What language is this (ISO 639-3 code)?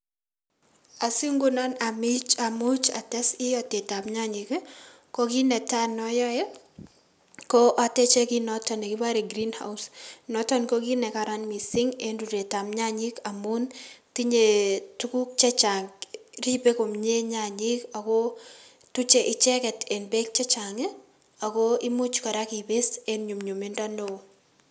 kln